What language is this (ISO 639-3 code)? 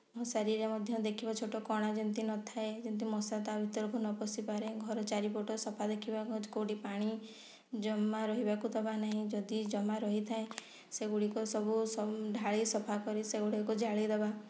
ori